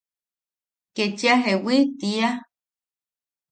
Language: Yaqui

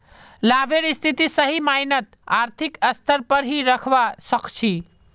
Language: Magahi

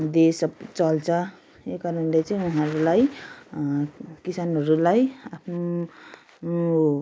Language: Nepali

